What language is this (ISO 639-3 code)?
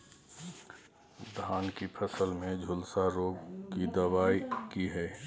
mai